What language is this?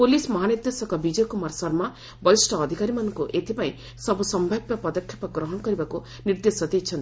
Odia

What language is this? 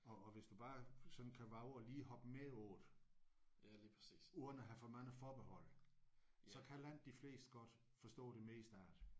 Danish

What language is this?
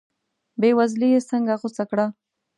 Pashto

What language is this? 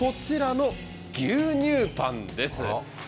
Japanese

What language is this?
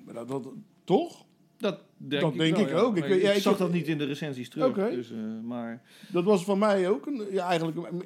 Dutch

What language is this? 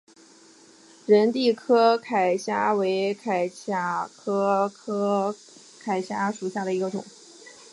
Chinese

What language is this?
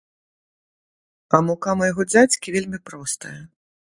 Belarusian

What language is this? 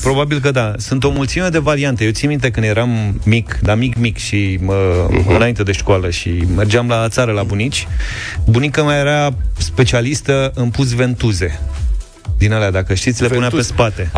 Romanian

